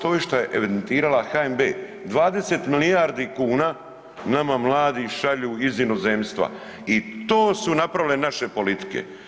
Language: Croatian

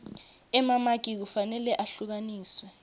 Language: Swati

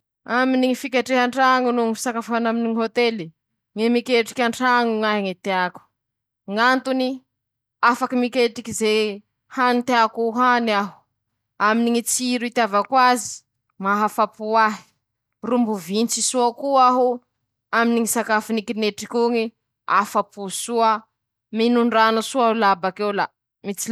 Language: Masikoro Malagasy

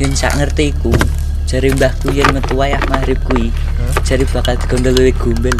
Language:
Indonesian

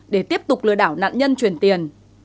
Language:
Vietnamese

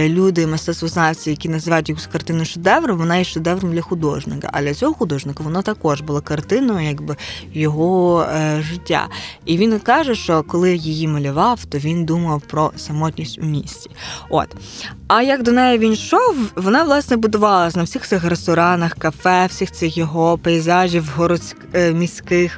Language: Ukrainian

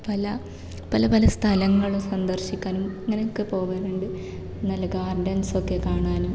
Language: Malayalam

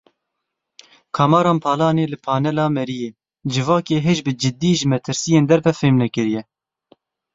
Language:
Kurdish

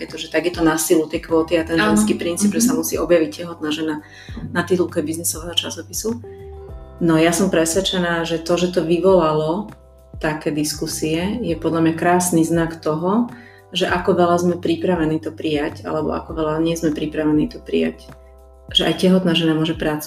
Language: Slovak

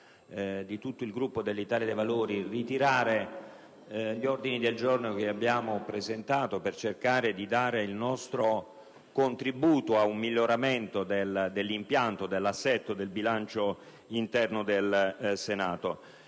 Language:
Italian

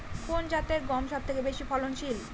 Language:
Bangla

